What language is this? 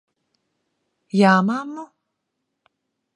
Latvian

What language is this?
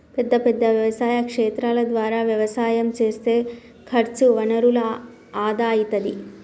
Telugu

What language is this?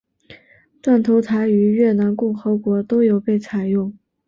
Chinese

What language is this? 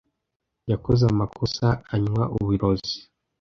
Kinyarwanda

